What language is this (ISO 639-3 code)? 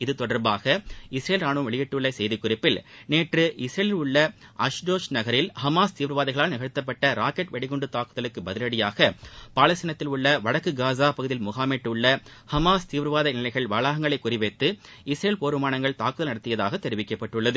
tam